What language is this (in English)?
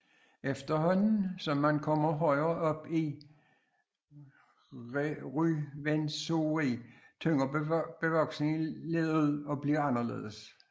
Danish